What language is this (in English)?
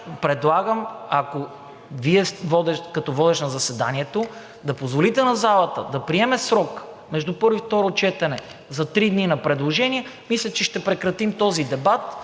Bulgarian